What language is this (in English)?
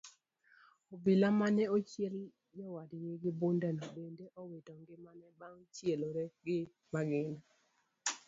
Luo (Kenya and Tanzania)